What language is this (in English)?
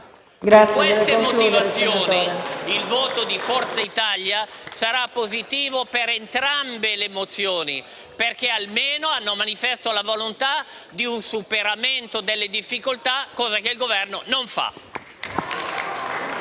Italian